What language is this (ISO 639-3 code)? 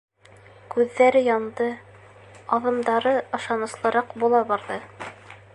bak